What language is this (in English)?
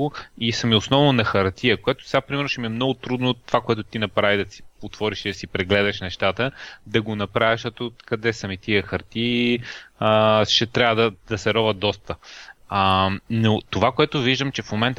Bulgarian